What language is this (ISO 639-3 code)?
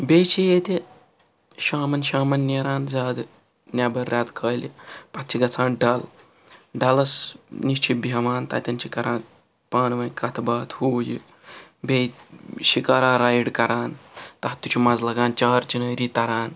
kas